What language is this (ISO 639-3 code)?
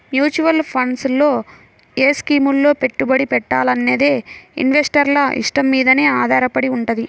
tel